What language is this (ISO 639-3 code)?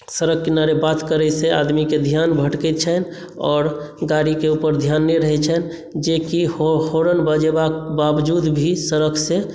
mai